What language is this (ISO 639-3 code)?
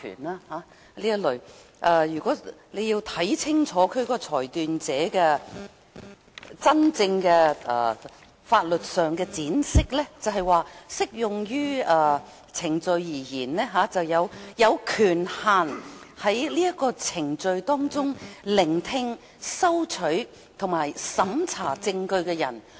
yue